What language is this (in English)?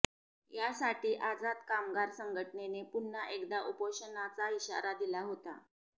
Marathi